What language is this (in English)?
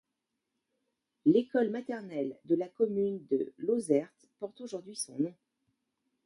French